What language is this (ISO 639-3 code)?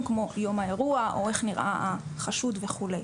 heb